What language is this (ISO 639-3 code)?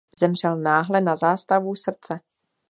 ces